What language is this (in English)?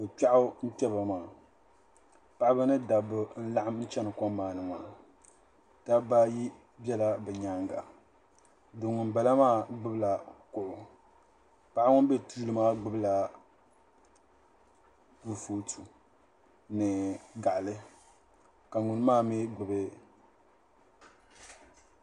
Dagbani